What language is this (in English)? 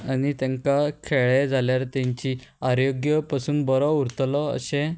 Konkani